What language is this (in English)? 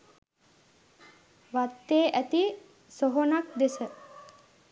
Sinhala